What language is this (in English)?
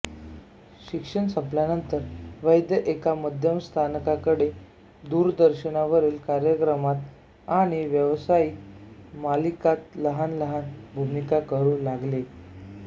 Marathi